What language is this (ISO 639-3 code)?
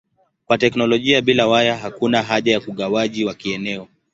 swa